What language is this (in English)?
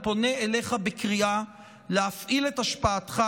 Hebrew